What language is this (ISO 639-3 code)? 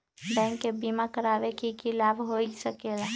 mag